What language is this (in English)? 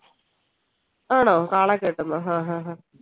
Malayalam